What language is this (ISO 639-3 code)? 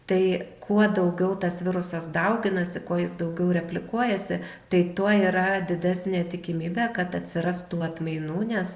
lit